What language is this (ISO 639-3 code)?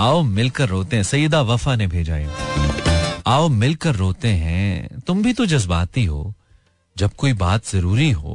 hin